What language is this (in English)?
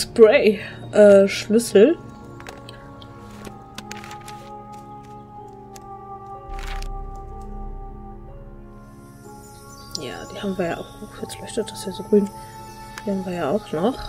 German